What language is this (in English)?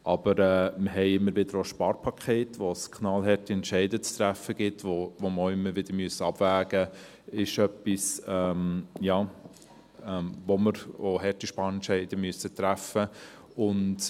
Swiss German